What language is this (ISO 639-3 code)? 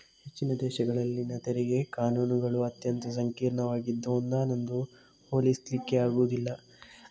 kan